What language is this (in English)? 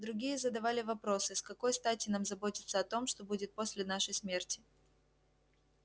Russian